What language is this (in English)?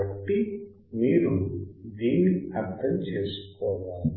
Telugu